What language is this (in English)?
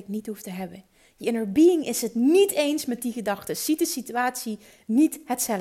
Dutch